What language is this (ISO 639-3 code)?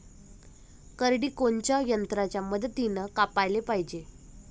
mar